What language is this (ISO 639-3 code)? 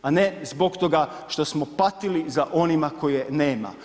hrv